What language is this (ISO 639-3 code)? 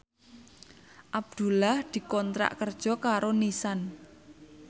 jav